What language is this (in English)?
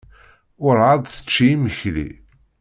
Kabyle